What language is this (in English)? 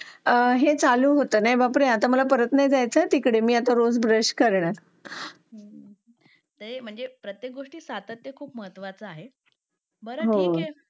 Marathi